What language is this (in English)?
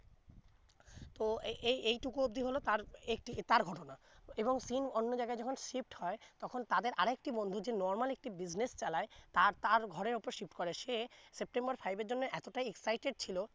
Bangla